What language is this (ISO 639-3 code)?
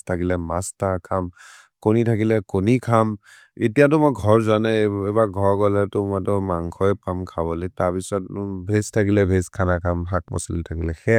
mrr